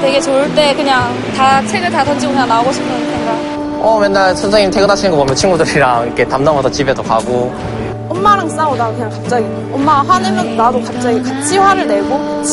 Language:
Korean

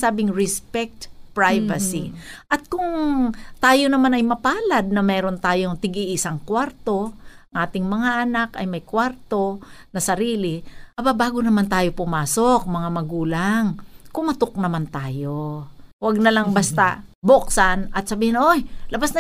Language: Filipino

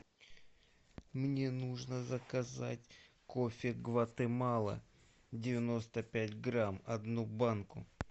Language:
Russian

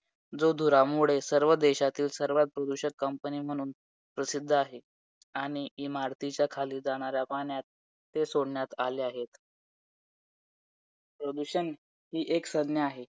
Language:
Marathi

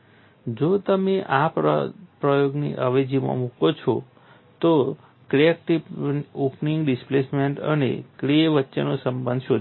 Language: Gujarati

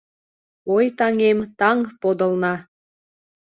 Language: Mari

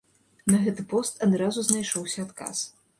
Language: Belarusian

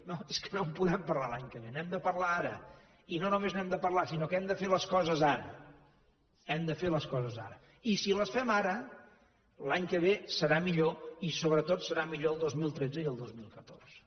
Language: Catalan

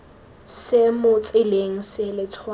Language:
Tswana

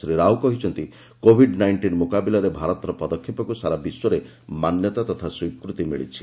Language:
Odia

